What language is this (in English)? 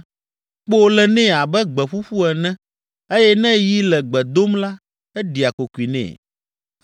Ewe